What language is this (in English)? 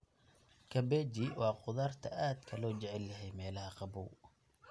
Somali